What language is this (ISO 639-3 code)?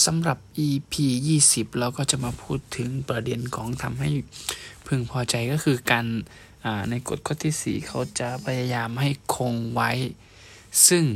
tha